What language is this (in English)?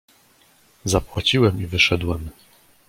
Polish